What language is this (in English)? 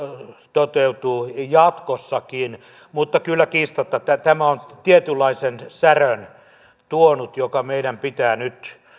Finnish